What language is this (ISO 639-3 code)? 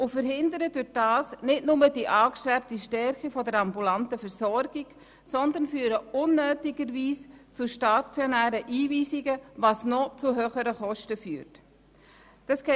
gsw